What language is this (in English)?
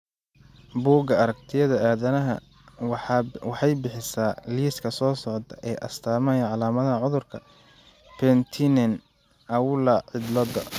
Somali